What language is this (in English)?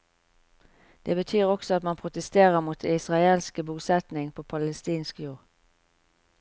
Norwegian